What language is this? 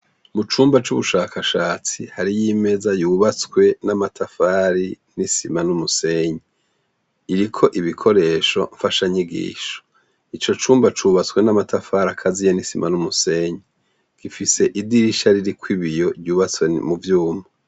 Rundi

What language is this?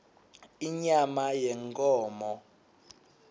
Swati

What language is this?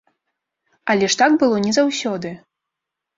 Belarusian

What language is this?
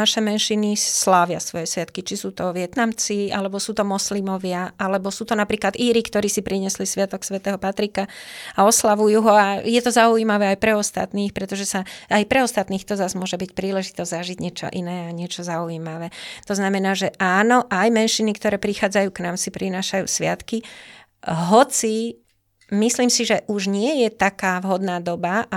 Slovak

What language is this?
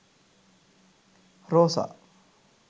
Sinhala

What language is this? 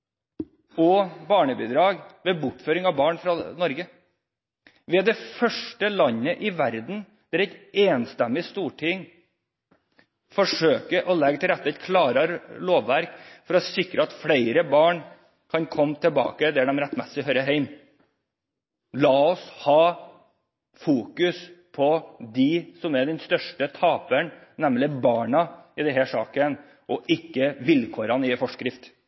Norwegian Bokmål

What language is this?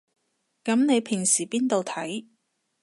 Cantonese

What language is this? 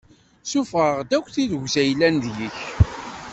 Kabyle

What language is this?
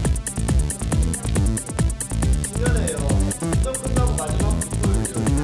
Korean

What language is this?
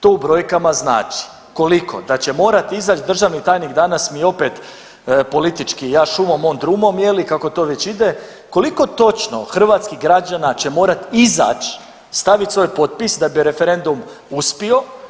Croatian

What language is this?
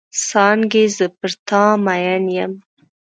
Pashto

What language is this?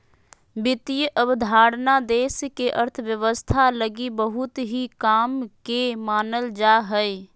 Magahi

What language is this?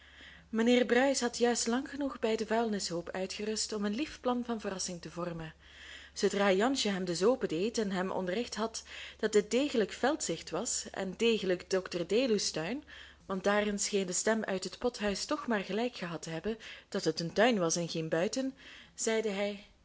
Dutch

